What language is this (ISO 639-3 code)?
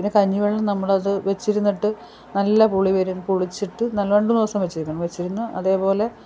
mal